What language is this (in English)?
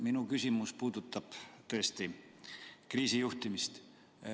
Estonian